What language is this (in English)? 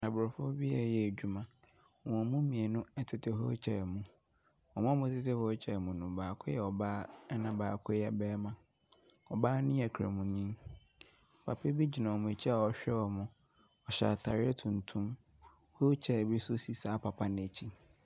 Akan